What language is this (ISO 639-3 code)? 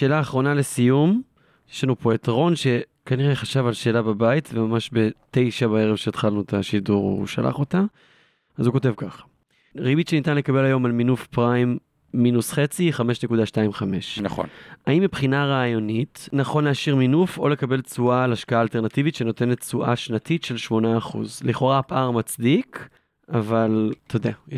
heb